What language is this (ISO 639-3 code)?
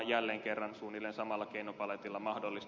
fin